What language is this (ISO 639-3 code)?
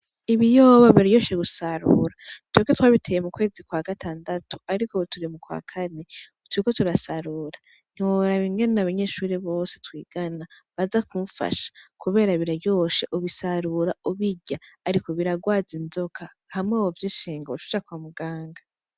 run